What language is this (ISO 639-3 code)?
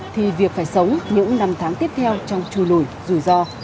vie